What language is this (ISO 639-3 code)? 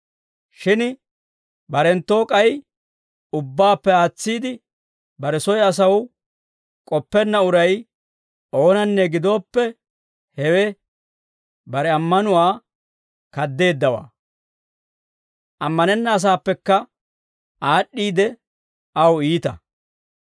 dwr